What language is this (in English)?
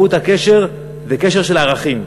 Hebrew